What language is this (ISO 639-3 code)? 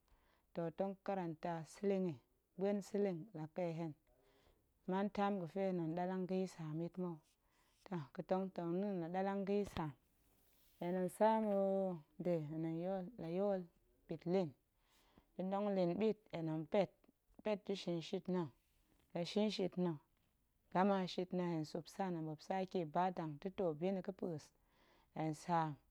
ank